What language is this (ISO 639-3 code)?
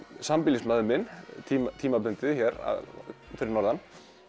isl